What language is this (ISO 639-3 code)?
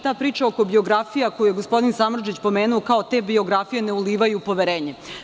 srp